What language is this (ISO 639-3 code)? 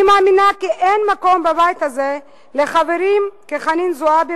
heb